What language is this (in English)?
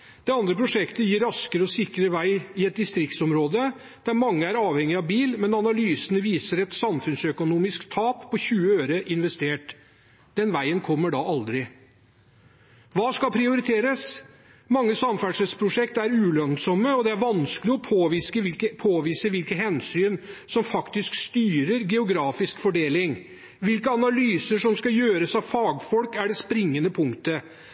Norwegian Bokmål